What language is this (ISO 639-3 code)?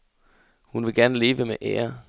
dan